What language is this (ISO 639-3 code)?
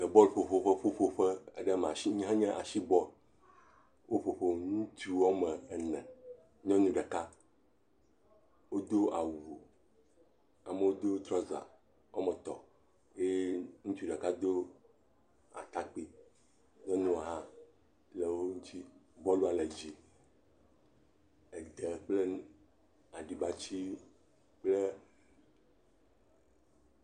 ewe